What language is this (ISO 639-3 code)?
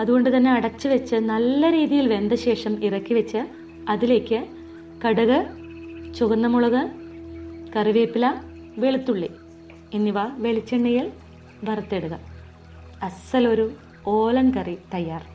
mal